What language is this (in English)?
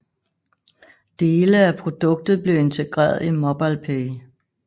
Danish